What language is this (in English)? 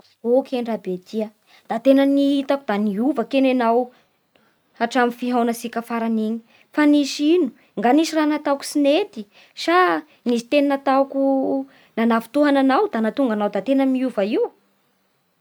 Bara Malagasy